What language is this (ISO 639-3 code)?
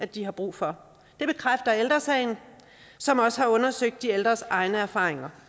dan